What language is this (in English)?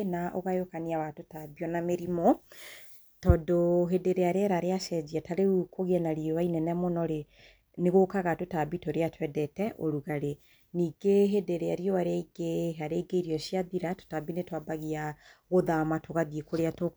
Kikuyu